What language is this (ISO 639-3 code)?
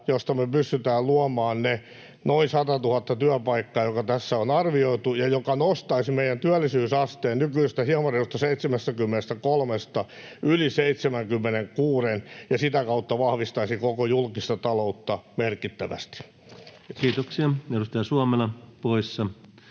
fin